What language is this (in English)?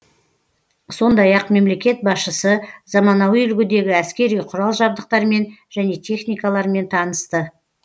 Kazakh